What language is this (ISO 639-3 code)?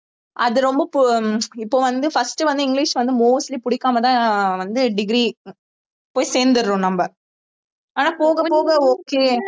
tam